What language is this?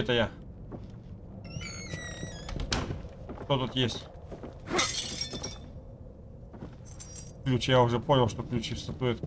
Russian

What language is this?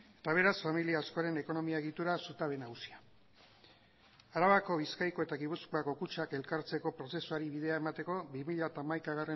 Basque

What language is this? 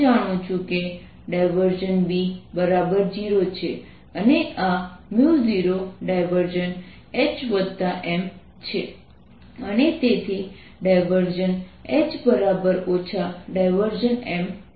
Gujarati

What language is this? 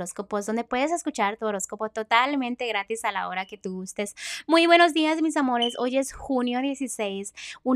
Spanish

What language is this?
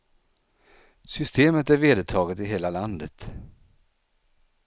Swedish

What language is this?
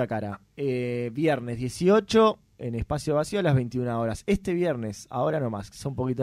Spanish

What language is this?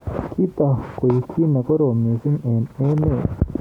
Kalenjin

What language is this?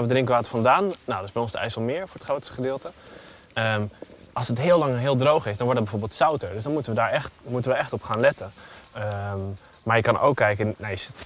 Dutch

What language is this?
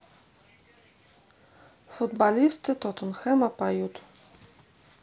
Russian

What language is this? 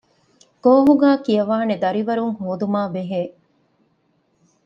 Divehi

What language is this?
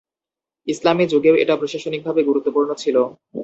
Bangla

